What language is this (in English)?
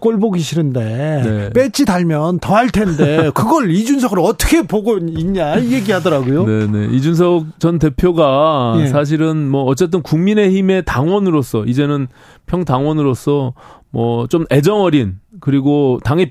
Korean